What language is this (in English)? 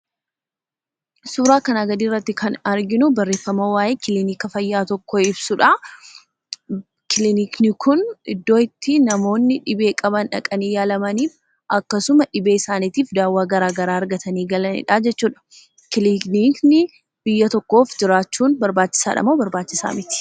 Oromo